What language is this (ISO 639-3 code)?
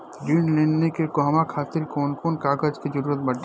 bho